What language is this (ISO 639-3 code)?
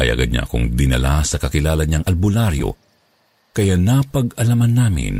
fil